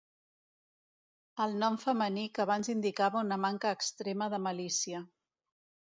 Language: Catalan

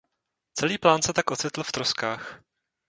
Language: Czech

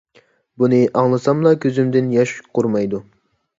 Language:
Uyghur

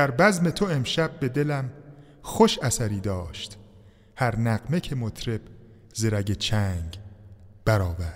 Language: Persian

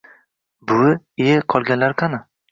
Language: Uzbek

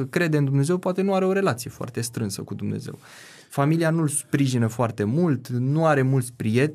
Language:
Romanian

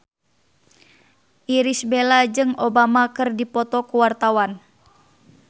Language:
Sundanese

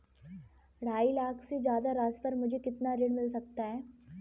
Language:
Hindi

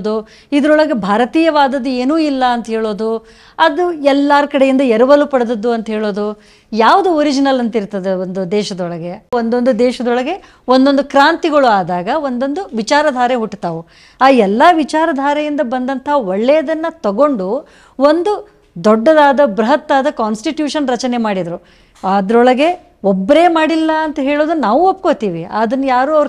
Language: Kannada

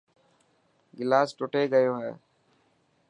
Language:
Dhatki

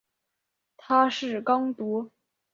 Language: Chinese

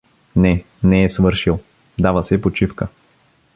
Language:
Bulgarian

